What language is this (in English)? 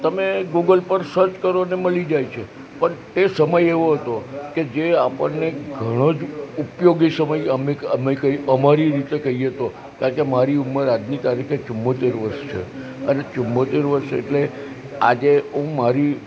Gujarati